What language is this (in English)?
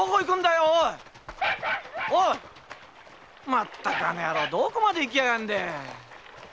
Japanese